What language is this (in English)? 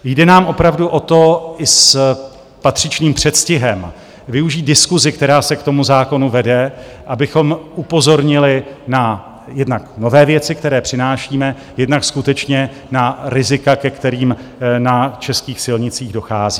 Czech